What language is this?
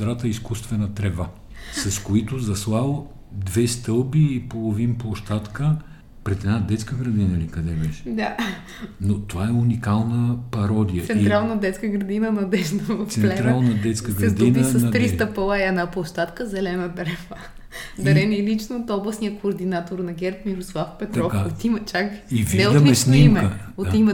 Bulgarian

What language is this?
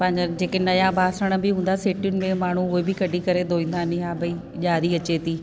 Sindhi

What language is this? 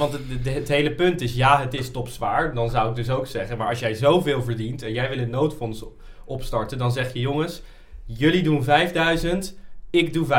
Dutch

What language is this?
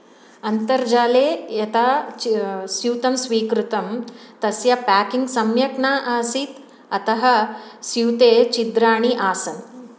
Sanskrit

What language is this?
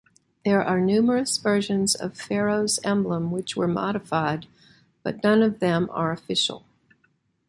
English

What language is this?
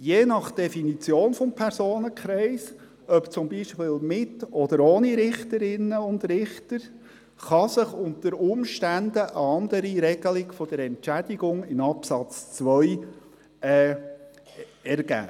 Swiss German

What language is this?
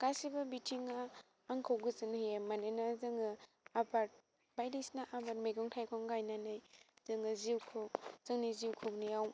Bodo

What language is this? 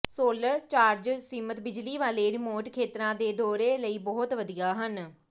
Punjabi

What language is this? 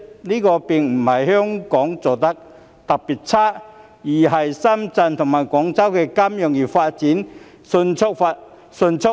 Cantonese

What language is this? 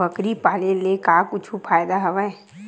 Chhattisgarhi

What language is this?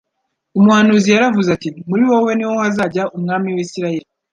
Kinyarwanda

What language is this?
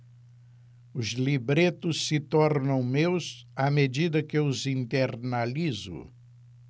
Portuguese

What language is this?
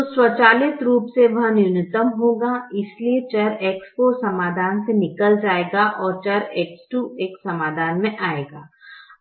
Hindi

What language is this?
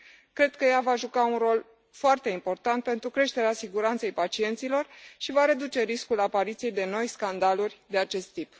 Romanian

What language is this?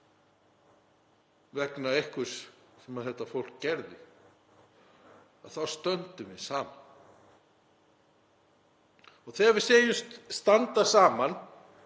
Icelandic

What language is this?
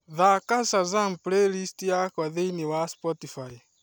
Kikuyu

